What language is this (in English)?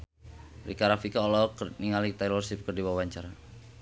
Sundanese